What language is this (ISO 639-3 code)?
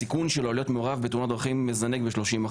heb